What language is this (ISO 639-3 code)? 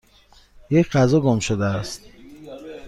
fas